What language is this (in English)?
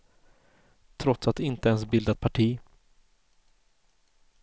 Swedish